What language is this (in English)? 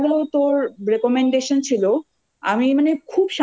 Bangla